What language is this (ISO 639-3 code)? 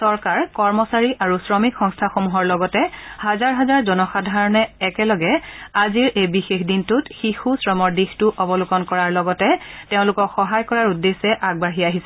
asm